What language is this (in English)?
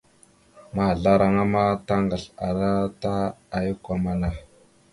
Mada (Cameroon)